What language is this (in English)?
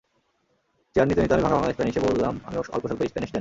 Bangla